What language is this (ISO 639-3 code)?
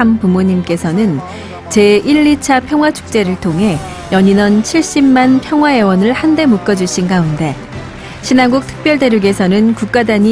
kor